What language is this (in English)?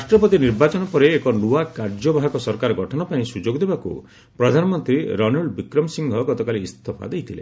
Odia